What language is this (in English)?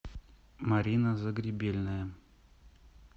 Russian